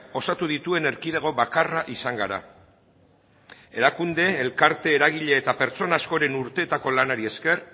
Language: Basque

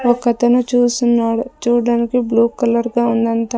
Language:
Telugu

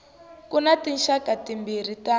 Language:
Tsonga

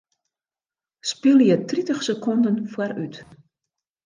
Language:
Western Frisian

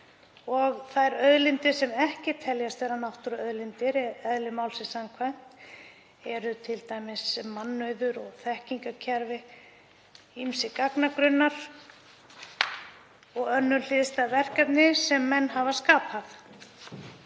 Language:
Icelandic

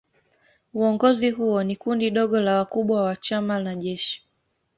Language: Swahili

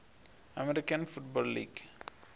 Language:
Venda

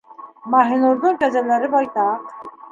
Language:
Bashkir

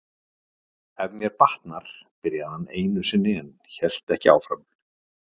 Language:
Icelandic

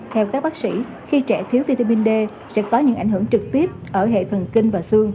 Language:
Vietnamese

